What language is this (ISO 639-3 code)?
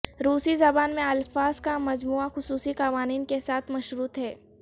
urd